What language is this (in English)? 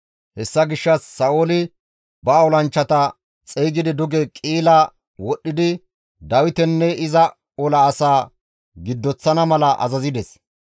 Gamo